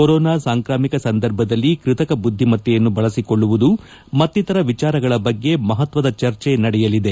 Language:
Kannada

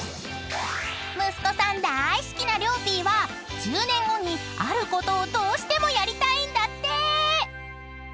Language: Japanese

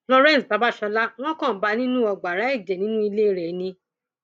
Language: Yoruba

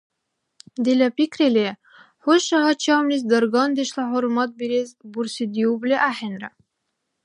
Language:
Dargwa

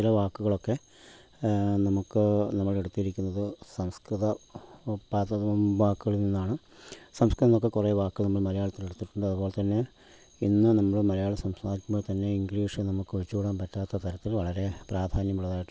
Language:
Malayalam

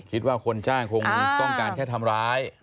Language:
Thai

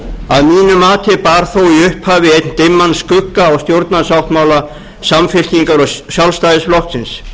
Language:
Icelandic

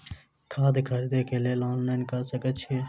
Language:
Maithili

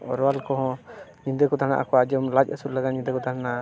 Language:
Santali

